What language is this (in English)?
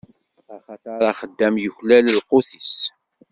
Kabyle